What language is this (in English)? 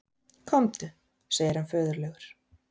Icelandic